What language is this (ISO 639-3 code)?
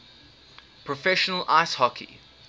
eng